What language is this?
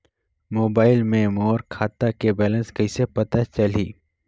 Chhattisgarhi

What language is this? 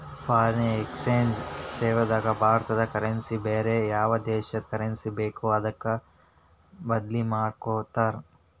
Kannada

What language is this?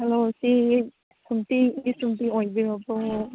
Manipuri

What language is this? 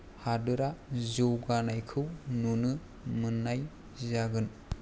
Bodo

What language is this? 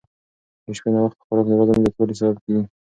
Pashto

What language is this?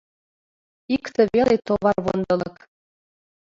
Mari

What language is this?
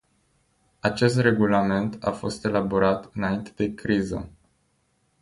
Romanian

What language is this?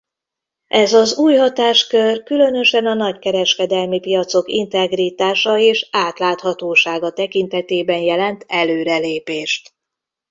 Hungarian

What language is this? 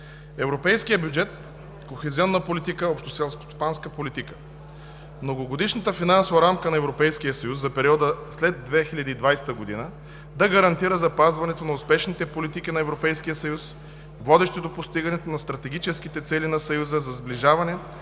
Bulgarian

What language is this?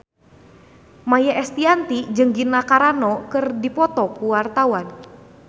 Sundanese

